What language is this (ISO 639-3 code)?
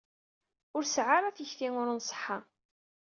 kab